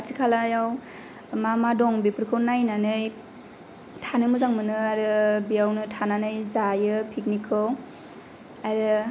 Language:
Bodo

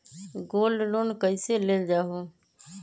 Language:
Magahi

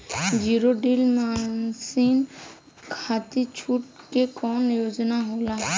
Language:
Bhojpuri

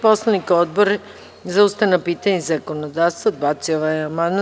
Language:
Serbian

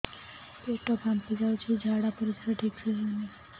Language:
Odia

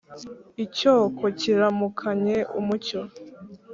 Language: Kinyarwanda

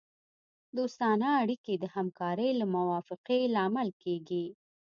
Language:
Pashto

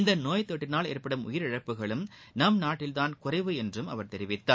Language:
Tamil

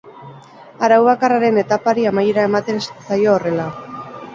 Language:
Basque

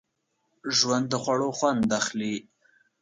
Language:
Pashto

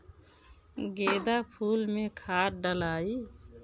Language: Bhojpuri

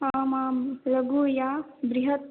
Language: Sanskrit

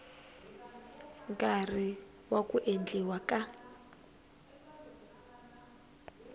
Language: Tsonga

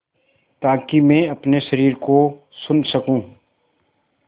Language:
Hindi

